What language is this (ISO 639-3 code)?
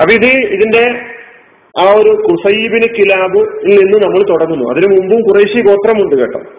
mal